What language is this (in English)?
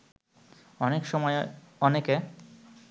Bangla